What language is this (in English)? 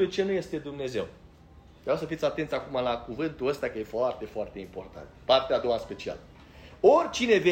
Romanian